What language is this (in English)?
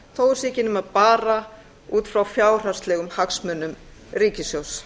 Icelandic